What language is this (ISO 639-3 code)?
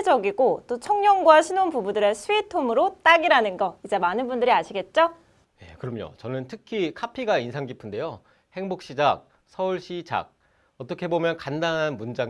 kor